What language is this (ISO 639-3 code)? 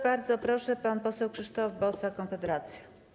pol